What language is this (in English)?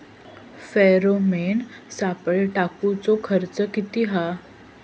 Marathi